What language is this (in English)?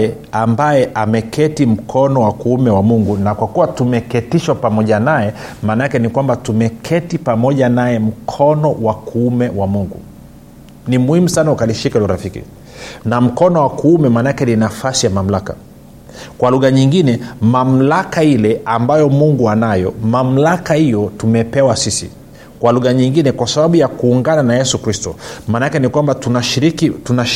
Swahili